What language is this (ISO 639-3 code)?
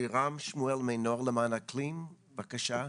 heb